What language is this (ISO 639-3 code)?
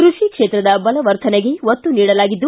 kan